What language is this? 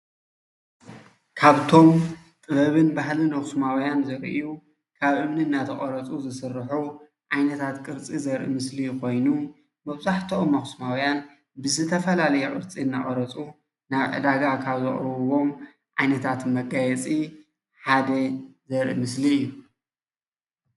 Tigrinya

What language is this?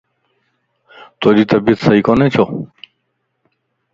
Lasi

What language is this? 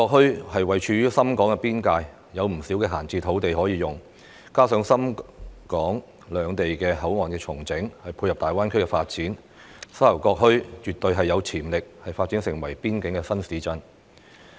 Cantonese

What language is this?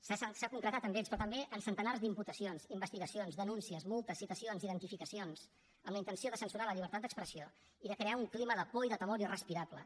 Catalan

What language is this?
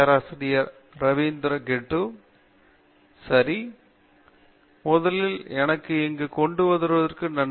Tamil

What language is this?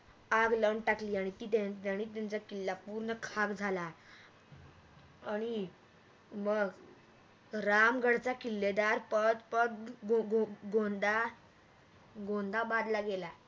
Marathi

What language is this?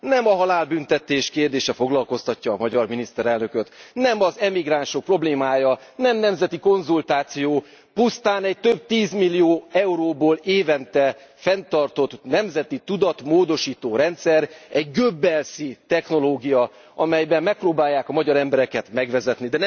Hungarian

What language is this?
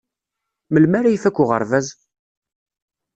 Kabyle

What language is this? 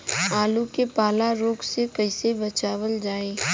Bhojpuri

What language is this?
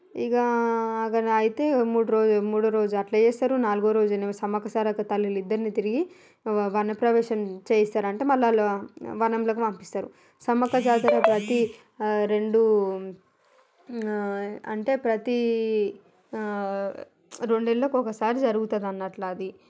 Telugu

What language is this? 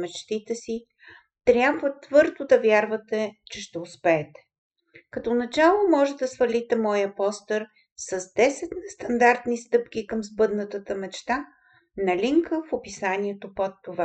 Bulgarian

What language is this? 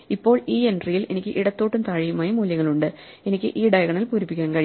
Malayalam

